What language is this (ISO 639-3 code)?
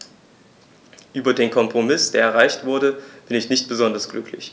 deu